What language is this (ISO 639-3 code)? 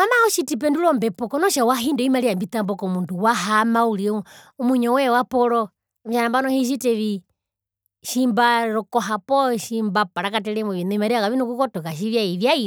her